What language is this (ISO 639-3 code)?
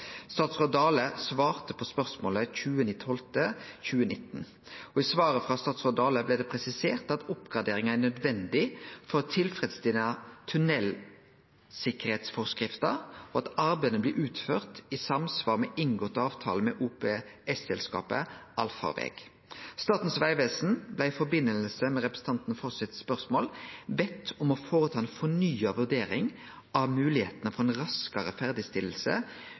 nno